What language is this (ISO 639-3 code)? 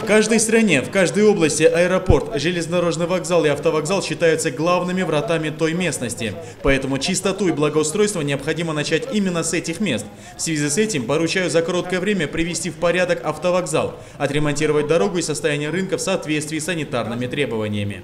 rus